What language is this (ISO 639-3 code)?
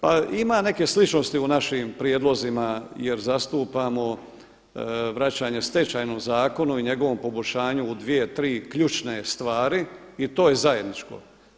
hrv